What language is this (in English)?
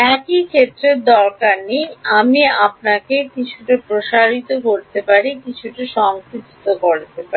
Bangla